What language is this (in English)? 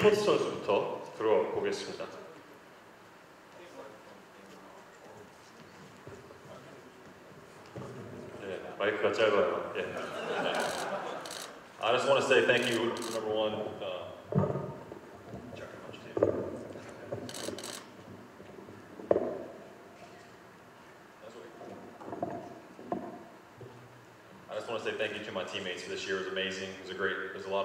Korean